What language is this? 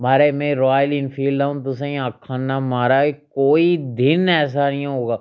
Dogri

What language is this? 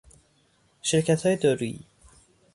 Persian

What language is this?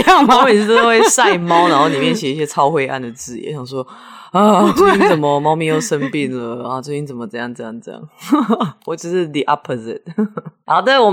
Chinese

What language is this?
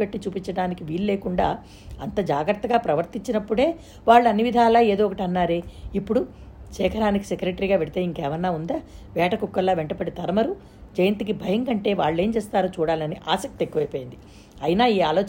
Telugu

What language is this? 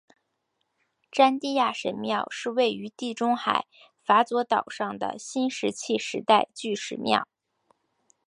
Chinese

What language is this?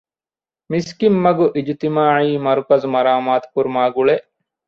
Divehi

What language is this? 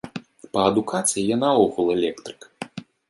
Belarusian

